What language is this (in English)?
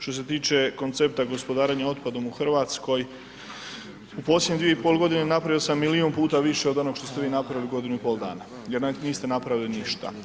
Croatian